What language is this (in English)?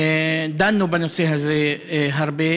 Hebrew